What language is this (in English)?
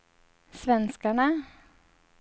Swedish